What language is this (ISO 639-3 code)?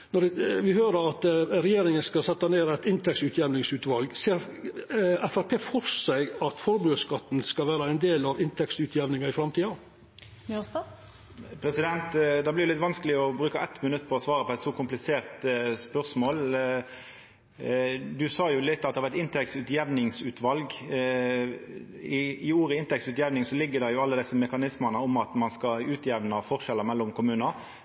nno